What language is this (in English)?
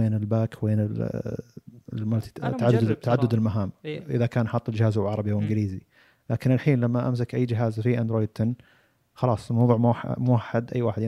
Arabic